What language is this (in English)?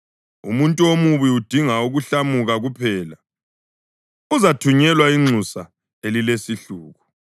North Ndebele